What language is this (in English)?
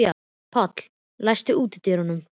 Icelandic